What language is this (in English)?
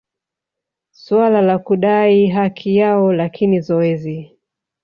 Swahili